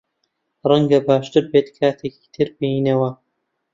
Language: Central Kurdish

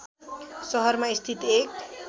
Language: Nepali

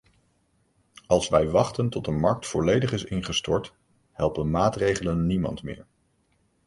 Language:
Dutch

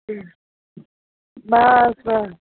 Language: Sindhi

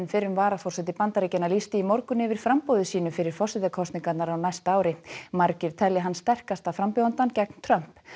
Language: Icelandic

